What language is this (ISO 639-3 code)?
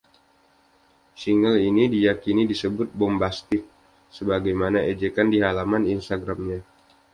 ind